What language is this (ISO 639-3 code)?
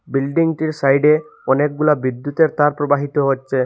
ben